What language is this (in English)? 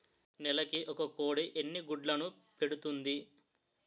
Telugu